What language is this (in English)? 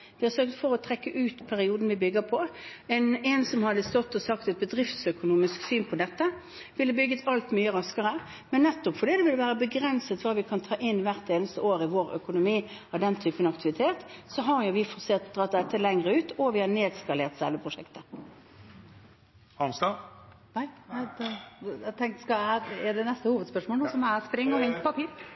Norwegian